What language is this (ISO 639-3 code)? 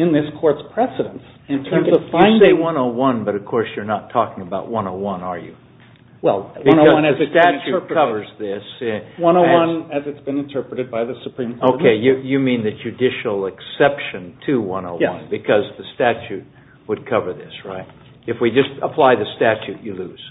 eng